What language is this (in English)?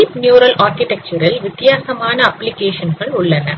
Tamil